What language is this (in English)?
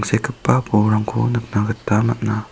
Garo